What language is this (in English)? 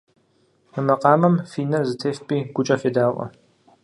Kabardian